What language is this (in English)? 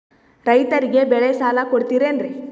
Kannada